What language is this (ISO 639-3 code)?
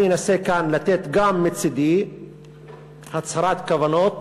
heb